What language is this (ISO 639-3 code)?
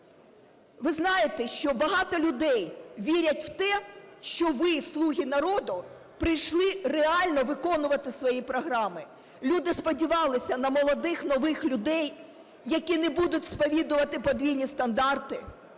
ukr